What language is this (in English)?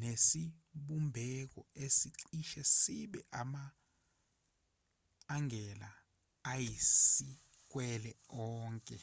Zulu